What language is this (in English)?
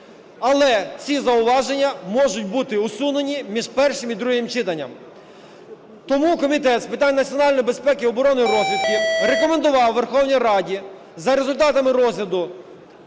Ukrainian